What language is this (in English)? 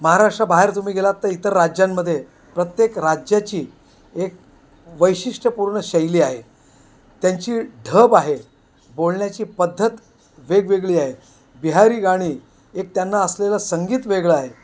Marathi